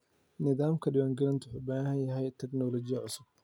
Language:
Somali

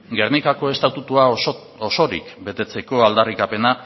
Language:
Basque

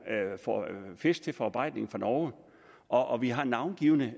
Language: Danish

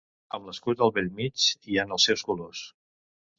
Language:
Catalan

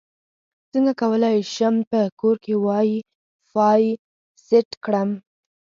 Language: Pashto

